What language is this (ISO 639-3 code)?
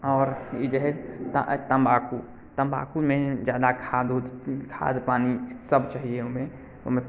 mai